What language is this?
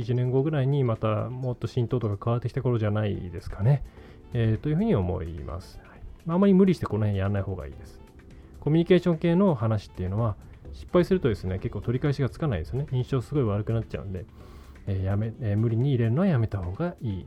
Japanese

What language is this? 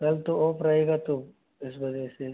Hindi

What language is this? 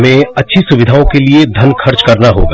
Hindi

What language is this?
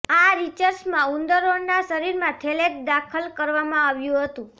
Gujarati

